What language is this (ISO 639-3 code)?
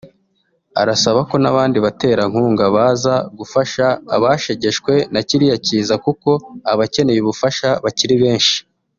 kin